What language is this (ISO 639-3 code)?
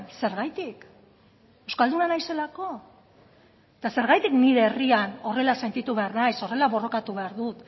eus